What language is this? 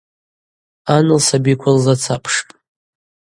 Abaza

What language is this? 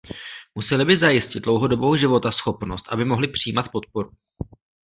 Czech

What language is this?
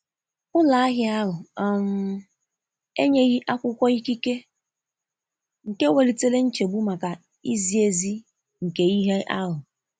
Igbo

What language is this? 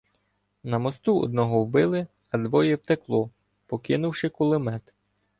Ukrainian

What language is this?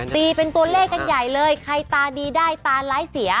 Thai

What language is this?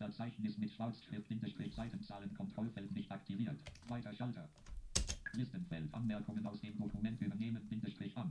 German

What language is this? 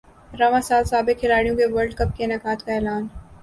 Urdu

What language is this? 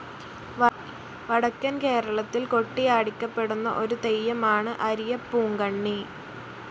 Malayalam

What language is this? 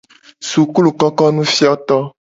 Gen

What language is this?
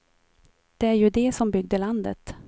Swedish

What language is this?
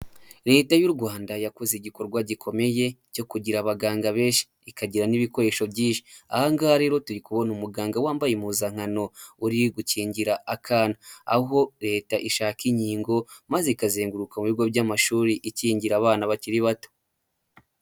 Kinyarwanda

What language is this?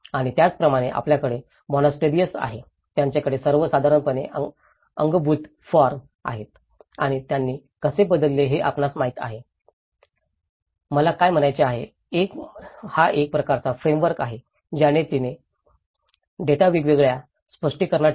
Marathi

